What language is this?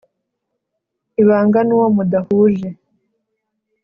Kinyarwanda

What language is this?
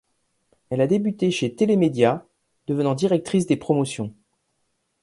French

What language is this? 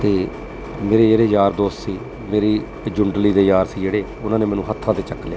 Punjabi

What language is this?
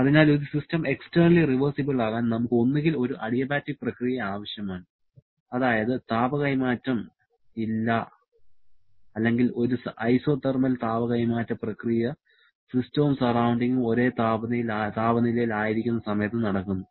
Malayalam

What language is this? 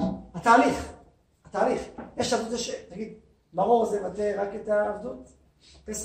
Hebrew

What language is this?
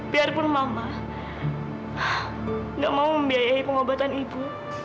Indonesian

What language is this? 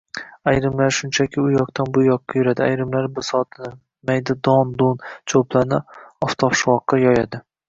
Uzbek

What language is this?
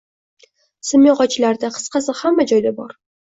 Uzbek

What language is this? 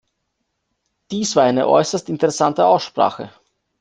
German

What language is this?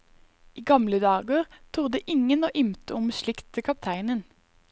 Norwegian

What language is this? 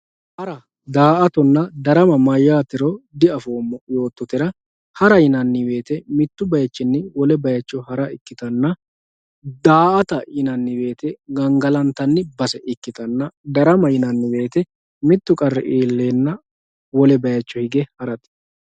Sidamo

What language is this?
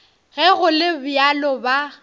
Northern Sotho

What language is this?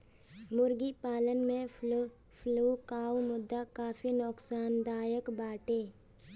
Bhojpuri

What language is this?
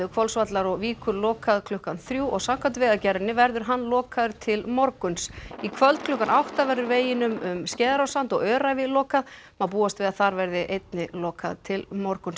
Icelandic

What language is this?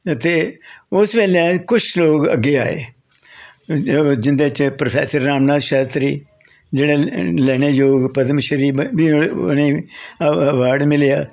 Dogri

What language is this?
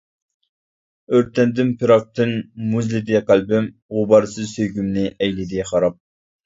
Uyghur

